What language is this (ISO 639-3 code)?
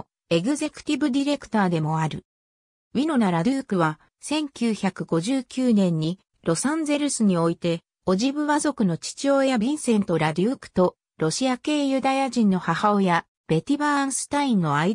jpn